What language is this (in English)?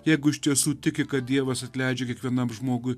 Lithuanian